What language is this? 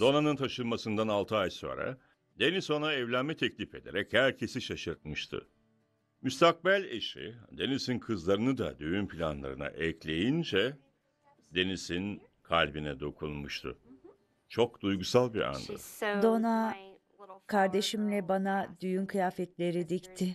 Turkish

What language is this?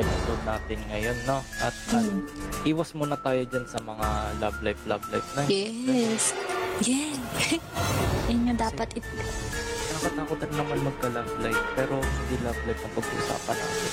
Filipino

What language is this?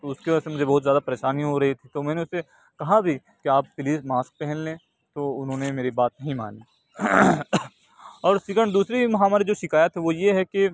Urdu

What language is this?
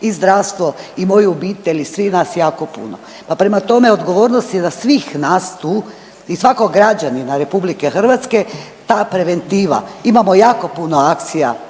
Croatian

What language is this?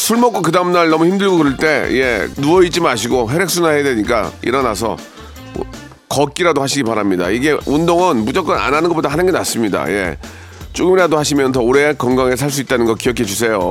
Korean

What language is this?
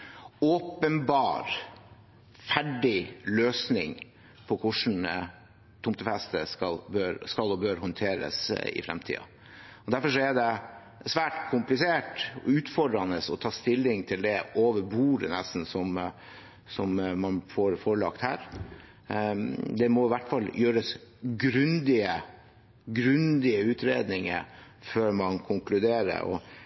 Norwegian Bokmål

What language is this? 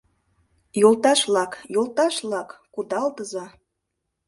Mari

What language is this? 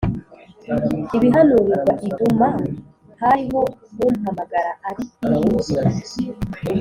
Kinyarwanda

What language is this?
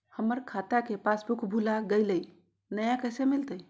Magahi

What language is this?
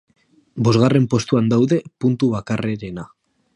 Basque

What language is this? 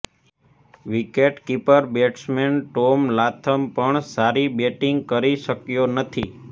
Gujarati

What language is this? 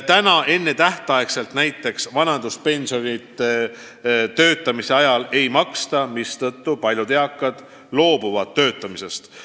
Estonian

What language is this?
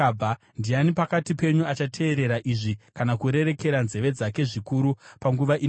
Shona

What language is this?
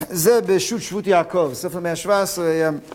Hebrew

